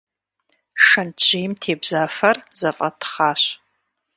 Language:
Kabardian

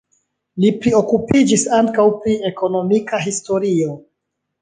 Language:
Esperanto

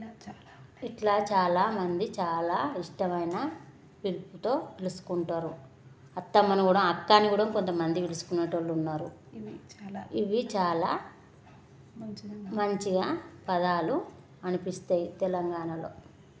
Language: Telugu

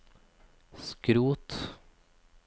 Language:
Norwegian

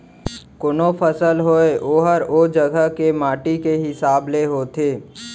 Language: Chhattisgarhi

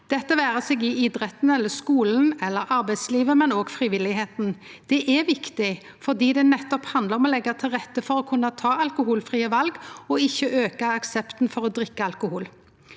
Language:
Norwegian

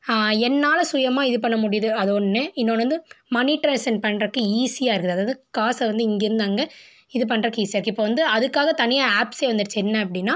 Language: Tamil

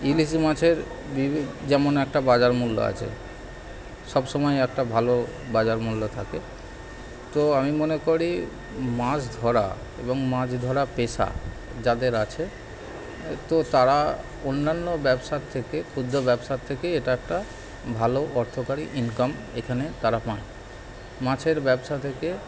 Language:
Bangla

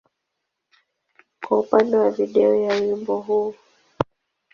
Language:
Swahili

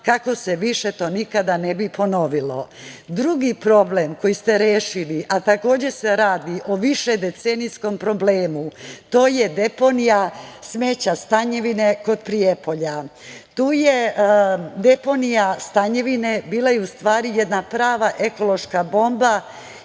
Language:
Serbian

